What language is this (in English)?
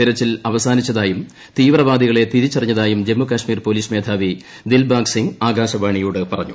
Malayalam